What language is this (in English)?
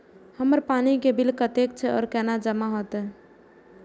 Maithili